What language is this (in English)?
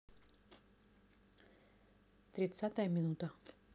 Russian